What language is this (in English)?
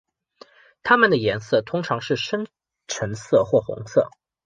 Chinese